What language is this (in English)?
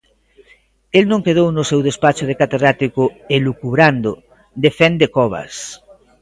Galician